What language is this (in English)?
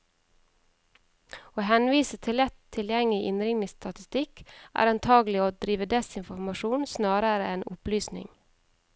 Norwegian